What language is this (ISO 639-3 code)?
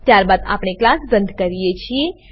guj